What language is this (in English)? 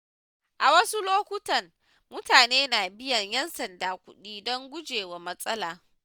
Hausa